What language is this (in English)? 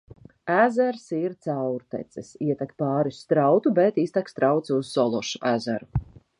Latvian